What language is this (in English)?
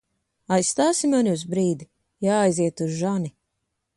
Latvian